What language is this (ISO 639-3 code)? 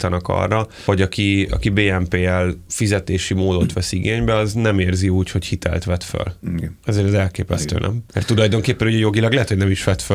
hun